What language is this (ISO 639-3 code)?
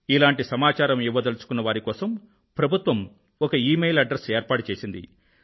tel